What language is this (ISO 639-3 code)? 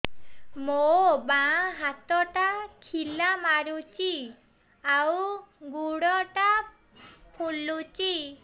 ori